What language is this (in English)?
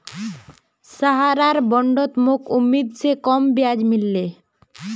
Magahi